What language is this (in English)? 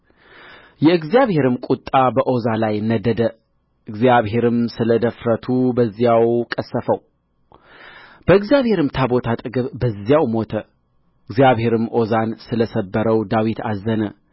Amharic